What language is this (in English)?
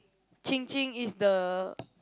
English